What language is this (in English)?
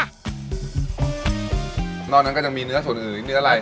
Thai